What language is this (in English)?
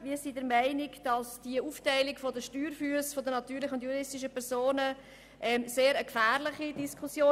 Swiss German